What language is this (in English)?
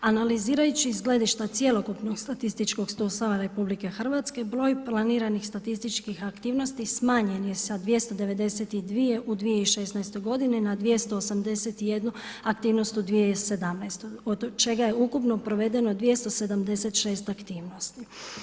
Croatian